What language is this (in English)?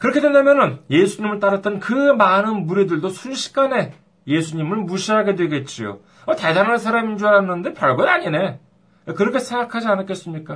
Korean